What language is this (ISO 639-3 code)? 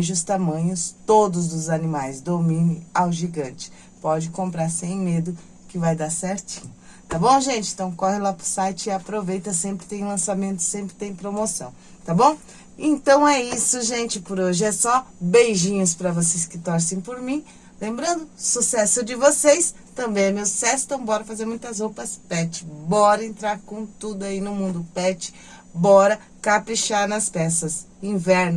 por